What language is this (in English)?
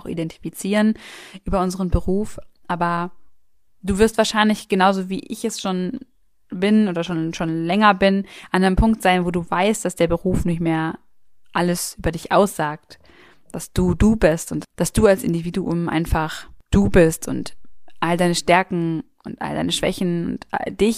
German